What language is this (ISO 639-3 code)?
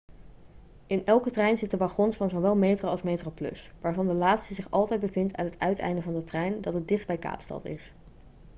nld